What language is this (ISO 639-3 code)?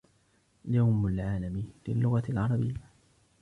ara